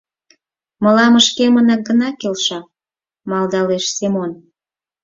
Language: Mari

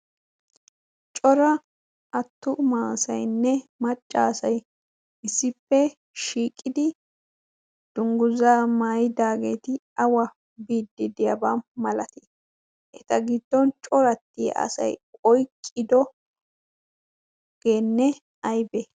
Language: Wolaytta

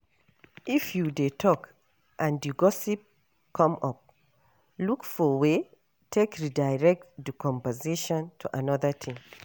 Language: Nigerian Pidgin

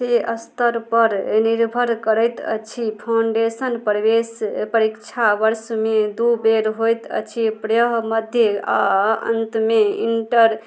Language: Maithili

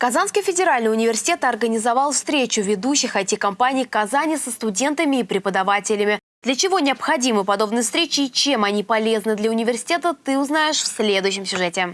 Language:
Russian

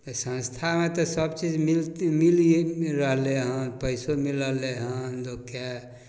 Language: Maithili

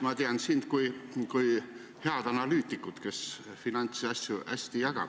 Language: Estonian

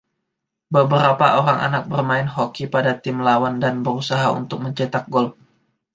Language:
Indonesian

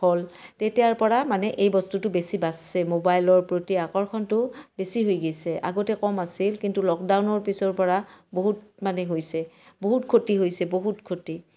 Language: Assamese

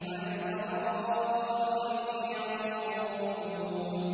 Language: Arabic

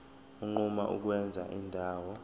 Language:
Zulu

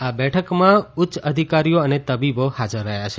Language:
Gujarati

